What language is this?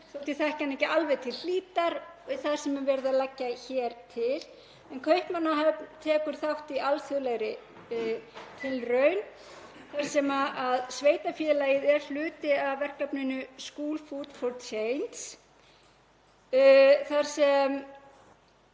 Icelandic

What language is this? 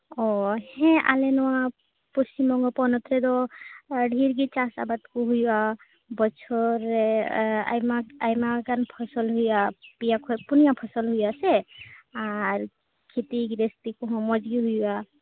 Santali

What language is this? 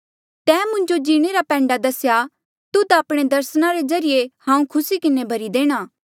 Mandeali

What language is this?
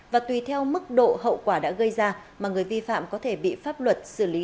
Vietnamese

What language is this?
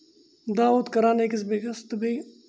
Kashmiri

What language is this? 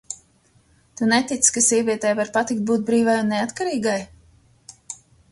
Latvian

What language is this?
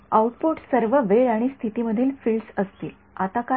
Marathi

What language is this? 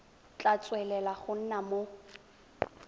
Tswana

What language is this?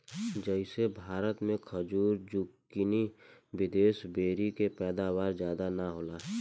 Bhojpuri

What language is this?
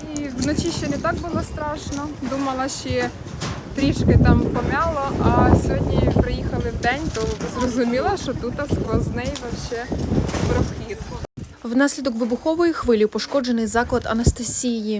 Ukrainian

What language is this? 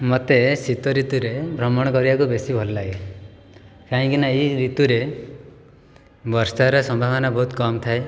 Odia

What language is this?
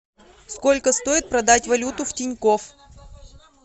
Russian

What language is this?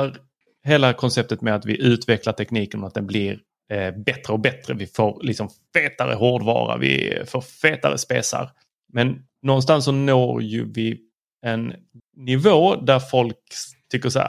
Swedish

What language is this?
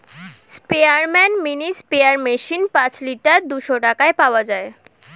Bangla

